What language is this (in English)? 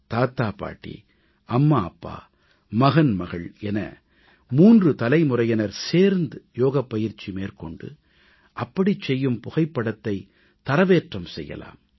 Tamil